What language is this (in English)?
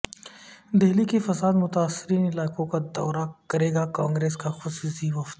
Urdu